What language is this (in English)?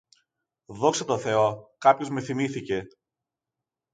Greek